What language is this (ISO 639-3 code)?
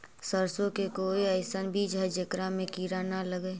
mag